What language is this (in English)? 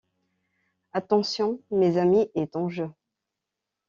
French